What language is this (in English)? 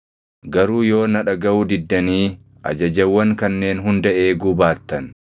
Oromo